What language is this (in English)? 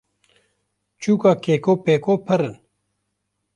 Kurdish